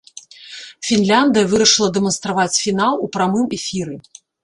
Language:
Belarusian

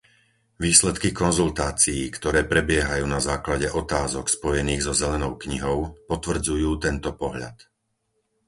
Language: Slovak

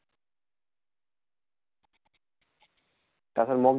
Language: Assamese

